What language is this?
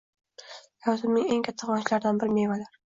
Uzbek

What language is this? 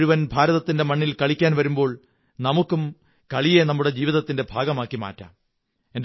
Malayalam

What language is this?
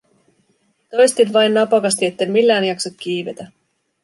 Finnish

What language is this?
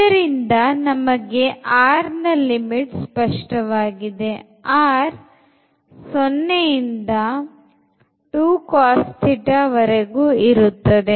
Kannada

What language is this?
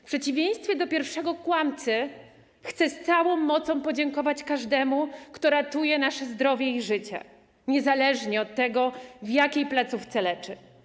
Polish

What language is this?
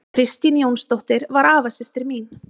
Icelandic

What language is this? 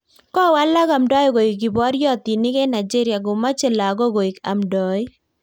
Kalenjin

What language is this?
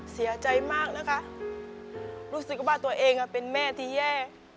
Thai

